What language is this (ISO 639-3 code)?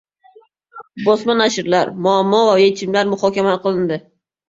uzb